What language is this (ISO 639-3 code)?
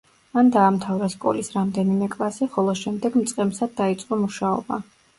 kat